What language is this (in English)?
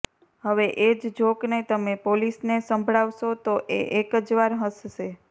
Gujarati